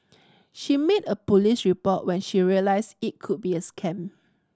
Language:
English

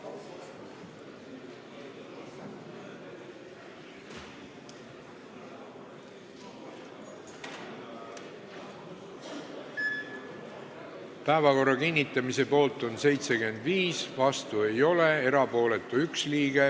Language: Estonian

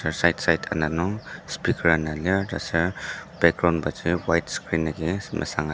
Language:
Ao Naga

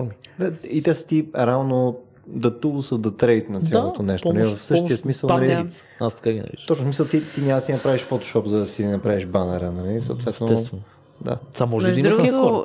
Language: Bulgarian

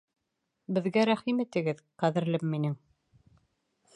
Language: Bashkir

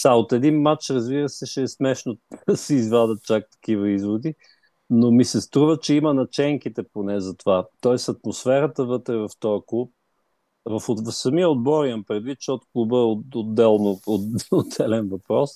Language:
Bulgarian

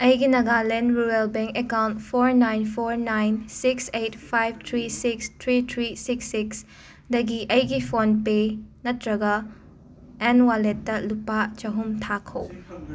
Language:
Manipuri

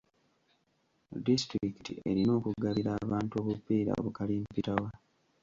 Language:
Ganda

